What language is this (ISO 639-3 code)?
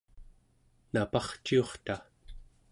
esu